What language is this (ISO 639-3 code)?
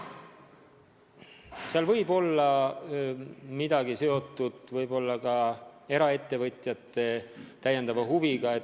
est